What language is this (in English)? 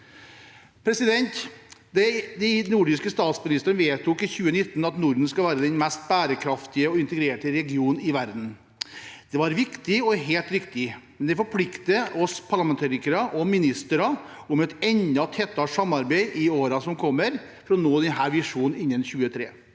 Norwegian